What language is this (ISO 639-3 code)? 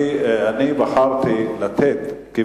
heb